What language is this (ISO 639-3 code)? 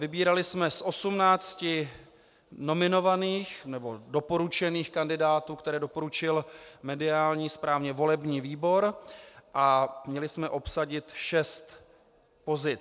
ces